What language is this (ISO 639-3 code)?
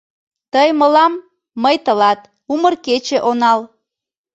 chm